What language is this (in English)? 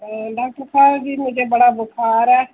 Dogri